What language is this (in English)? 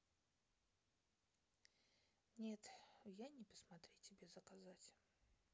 Russian